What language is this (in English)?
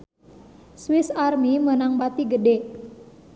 Sundanese